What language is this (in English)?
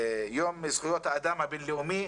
Hebrew